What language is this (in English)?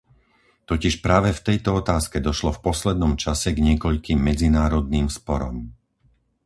Slovak